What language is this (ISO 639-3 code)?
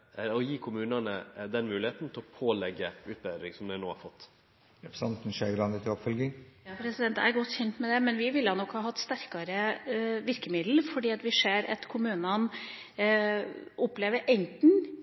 nor